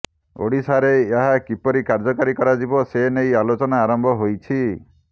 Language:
Odia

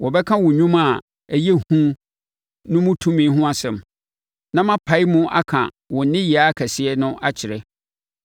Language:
Akan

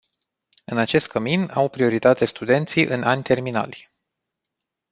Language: Romanian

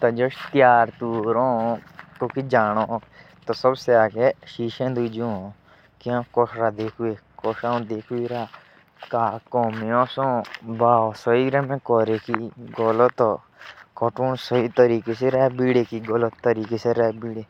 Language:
Jaunsari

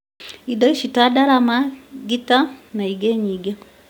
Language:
Kikuyu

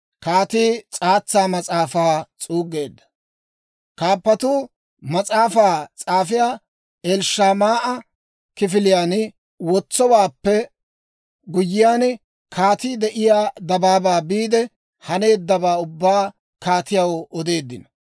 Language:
Dawro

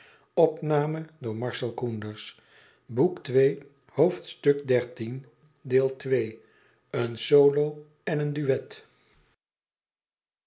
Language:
Dutch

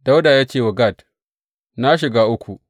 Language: Hausa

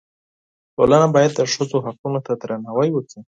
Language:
Pashto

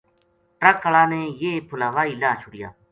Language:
Gujari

